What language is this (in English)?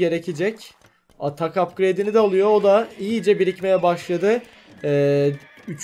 Turkish